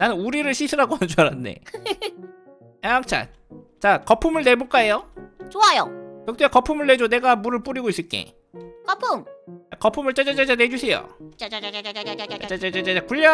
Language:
Korean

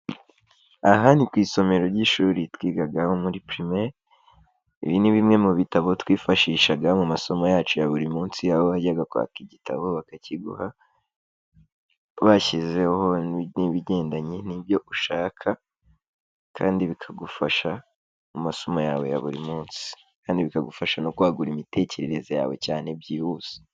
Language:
Kinyarwanda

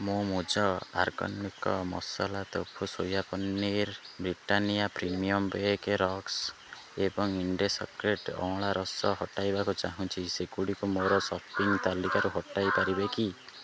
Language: Odia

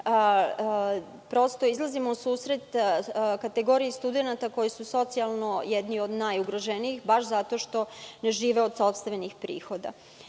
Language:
Serbian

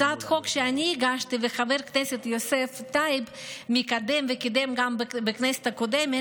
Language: Hebrew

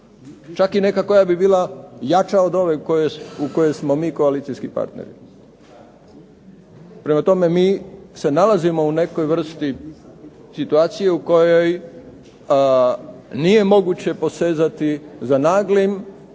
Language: Croatian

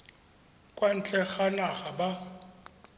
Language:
Tswana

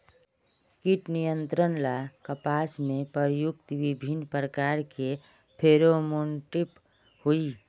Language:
Magahi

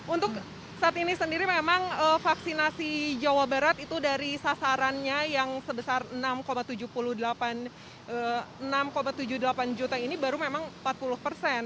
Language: Indonesian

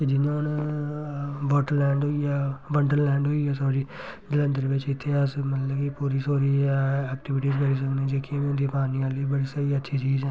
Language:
Dogri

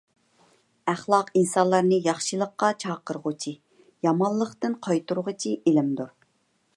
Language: Uyghur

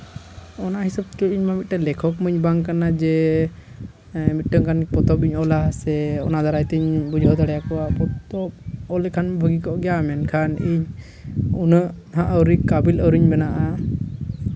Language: Santali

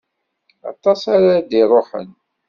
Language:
Kabyle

